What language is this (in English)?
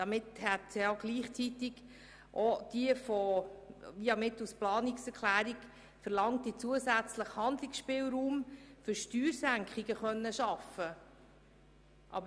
Swiss German